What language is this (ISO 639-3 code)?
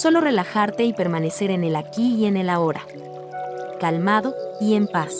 spa